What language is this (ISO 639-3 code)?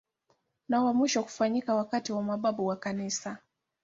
swa